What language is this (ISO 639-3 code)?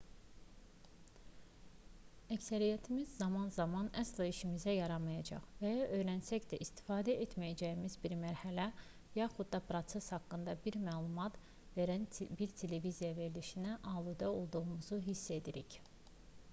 aze